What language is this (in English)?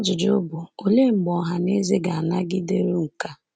Igbo